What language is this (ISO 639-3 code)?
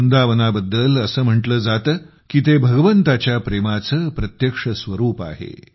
mar